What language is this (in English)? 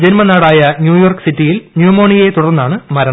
Malayalam